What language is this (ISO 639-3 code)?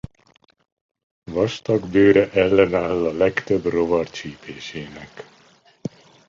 hun